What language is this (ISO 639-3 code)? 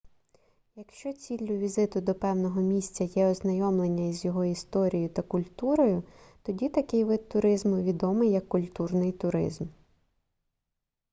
ukr